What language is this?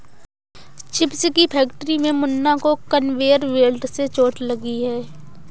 Hindi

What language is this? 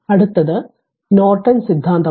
Malayalam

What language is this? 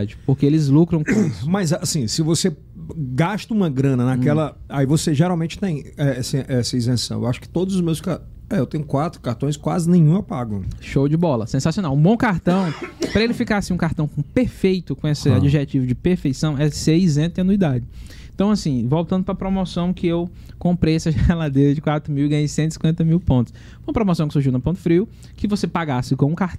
Portuguese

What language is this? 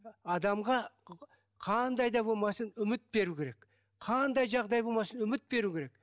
Kazakh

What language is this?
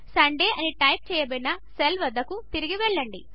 Telugu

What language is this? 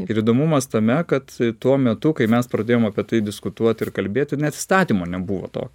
Lithuanian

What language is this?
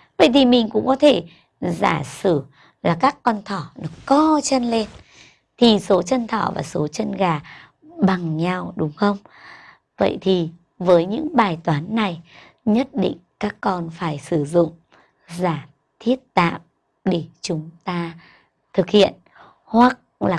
Vietnamese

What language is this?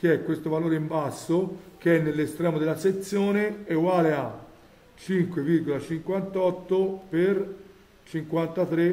Italian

